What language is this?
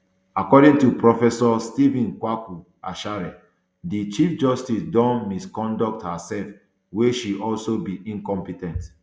Nigerian Pidgin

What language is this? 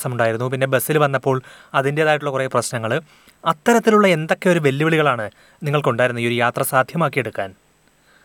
Malayalam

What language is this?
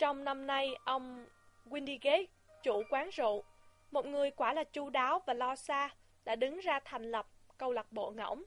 Vietnamese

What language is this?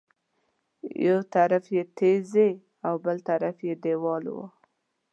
Pashto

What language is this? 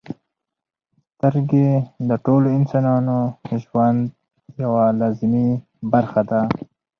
Pashto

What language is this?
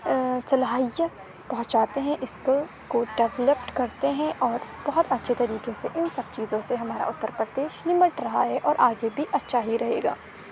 Urdu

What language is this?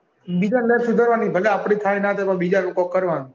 Gujarati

